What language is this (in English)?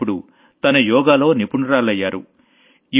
Telugu